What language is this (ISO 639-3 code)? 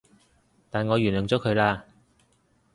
yue